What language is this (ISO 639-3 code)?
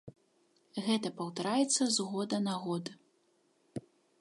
bel